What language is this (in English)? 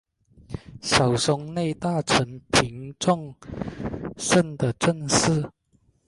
Chinese